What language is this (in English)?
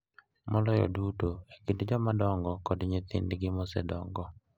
Luo (Kenya and Tanzania)